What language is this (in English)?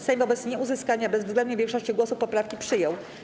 Polish